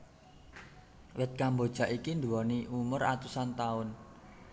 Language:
Javanese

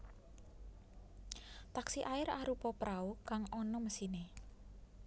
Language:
Javanese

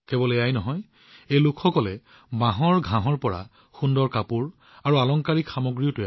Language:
Assamese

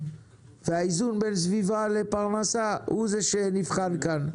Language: Hebrew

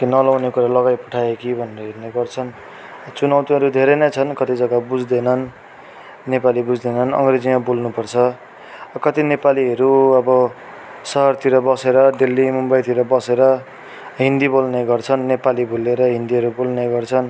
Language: Nepali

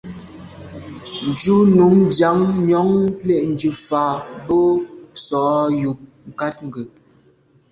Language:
Medumba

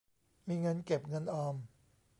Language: Thai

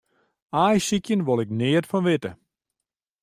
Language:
Western Frisian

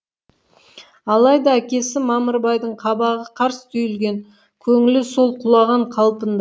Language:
Kazakh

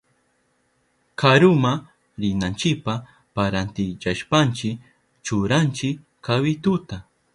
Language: Southern Pastaza Quechua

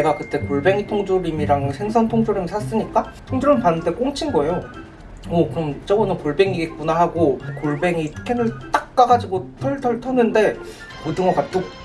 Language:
Korean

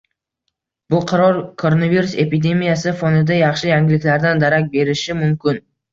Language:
Uzbek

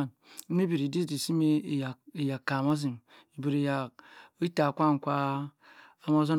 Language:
Cross River Mbembe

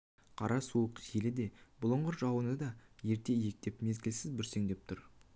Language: Kazakh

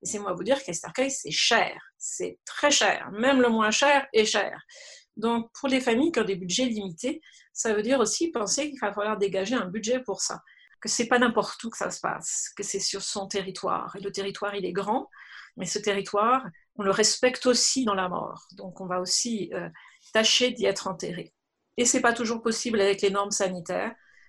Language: French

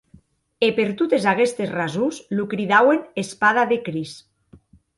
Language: Occitan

